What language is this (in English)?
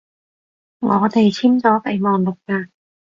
Cantonese